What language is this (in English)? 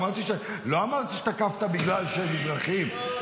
Hebrew